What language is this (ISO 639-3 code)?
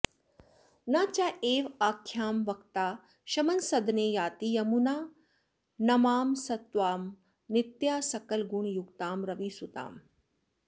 san